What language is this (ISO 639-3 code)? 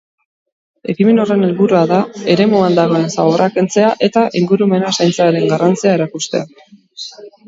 eus